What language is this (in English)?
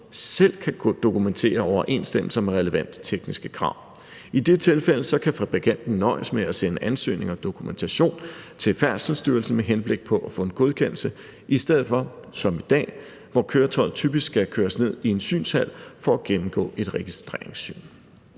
Danish